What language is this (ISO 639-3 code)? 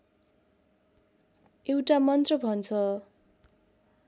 nep